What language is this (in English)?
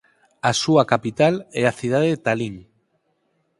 Galician